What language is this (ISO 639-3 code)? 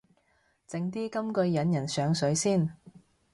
yue